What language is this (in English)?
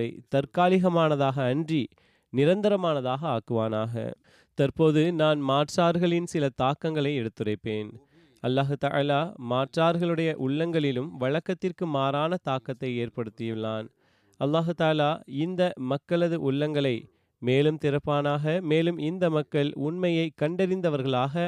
Tamil